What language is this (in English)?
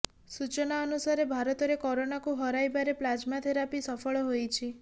Odia